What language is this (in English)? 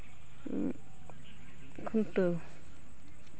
Santali